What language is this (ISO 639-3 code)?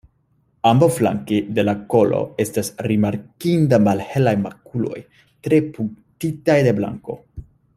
epo